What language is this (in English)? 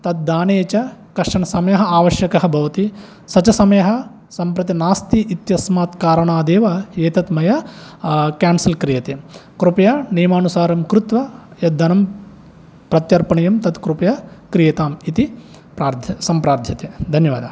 Sanskrit